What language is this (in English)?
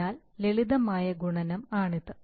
Malayalam